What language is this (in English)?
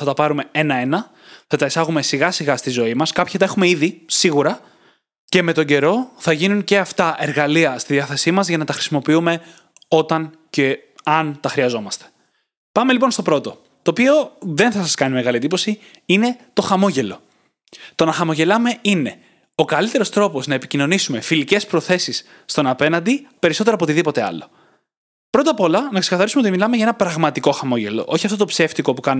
Greek